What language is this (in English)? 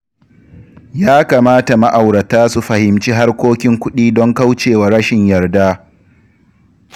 Hausa